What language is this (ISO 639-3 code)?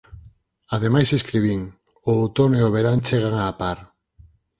glg